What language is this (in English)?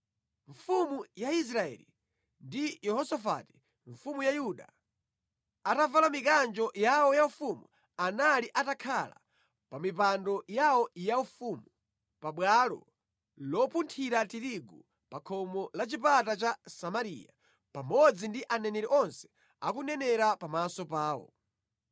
Nyanja